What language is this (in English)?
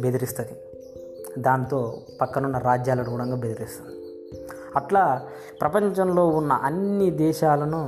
Telugu